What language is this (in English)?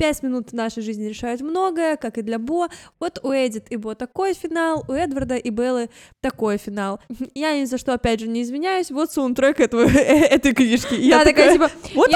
Russian